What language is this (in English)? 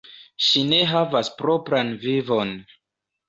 Esperanto